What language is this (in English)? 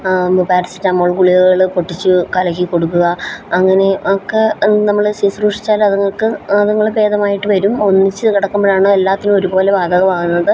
Malayalam